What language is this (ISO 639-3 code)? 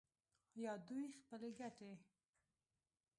pus